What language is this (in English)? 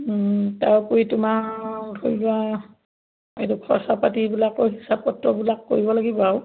Assamese